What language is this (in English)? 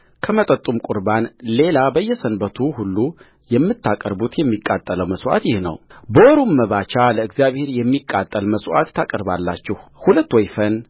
Amharic